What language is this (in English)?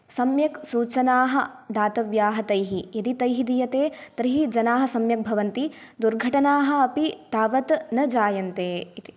Sanskrit